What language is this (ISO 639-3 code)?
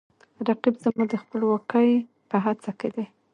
pus